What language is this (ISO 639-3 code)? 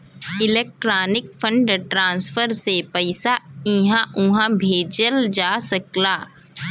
bho